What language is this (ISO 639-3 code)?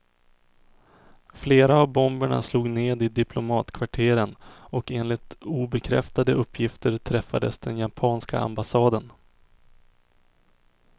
swe